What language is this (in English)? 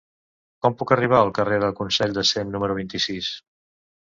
Catalan